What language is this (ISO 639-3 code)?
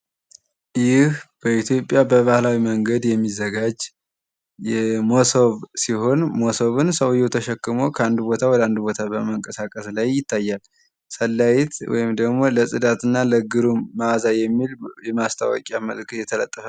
amh